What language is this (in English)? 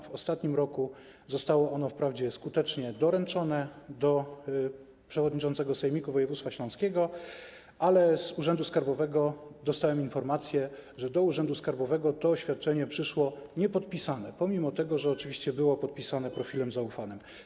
Polish